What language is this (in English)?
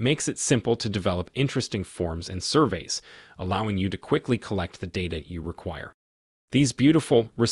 English